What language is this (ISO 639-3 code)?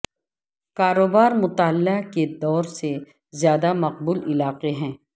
urd